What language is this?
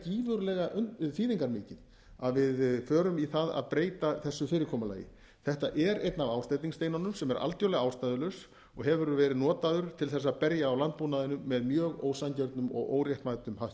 Icelandic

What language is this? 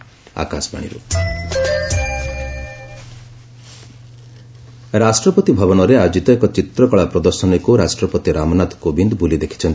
Odia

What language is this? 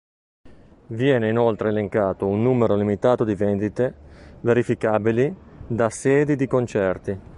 Italian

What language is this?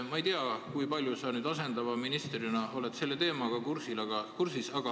Estonian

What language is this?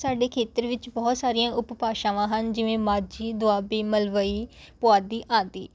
Punjabi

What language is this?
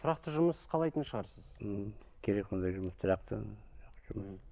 Kazakh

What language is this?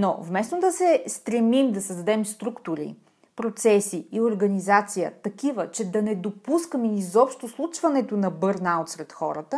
Bulgarian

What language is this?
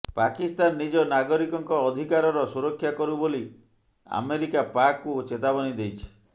Odia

